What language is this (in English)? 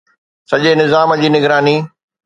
Sindhi